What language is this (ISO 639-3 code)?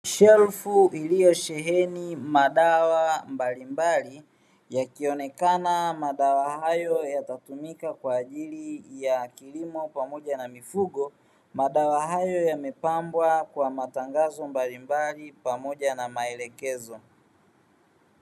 swa